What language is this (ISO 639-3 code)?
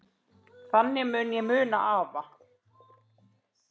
isl